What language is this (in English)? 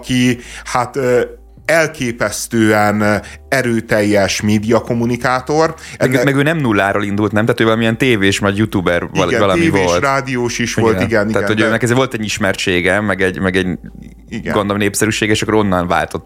Hungarian